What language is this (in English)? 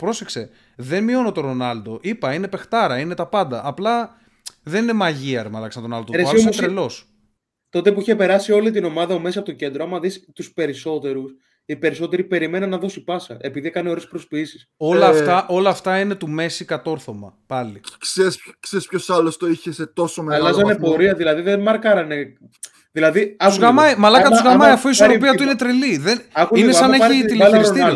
Greek